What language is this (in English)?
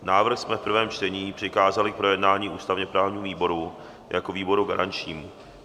Czech